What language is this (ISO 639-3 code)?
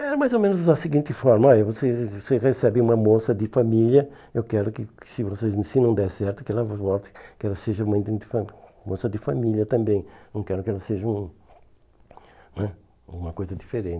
por